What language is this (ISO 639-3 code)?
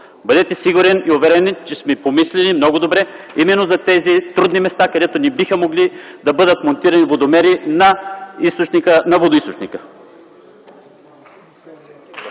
bul